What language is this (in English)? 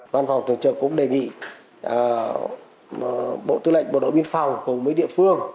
Vietnamese